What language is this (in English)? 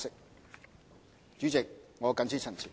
Cantonese